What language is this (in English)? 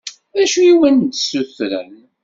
Kabyle